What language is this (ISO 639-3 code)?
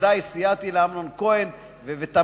heb